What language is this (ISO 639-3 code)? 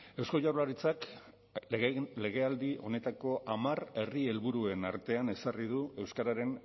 eus